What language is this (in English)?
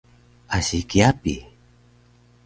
Taroko